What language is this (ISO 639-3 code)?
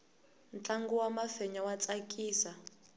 tso